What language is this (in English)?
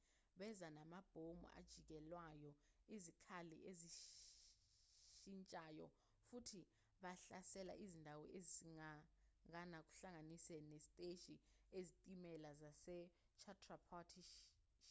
Zulu